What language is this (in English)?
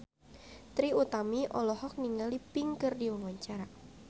Sundanese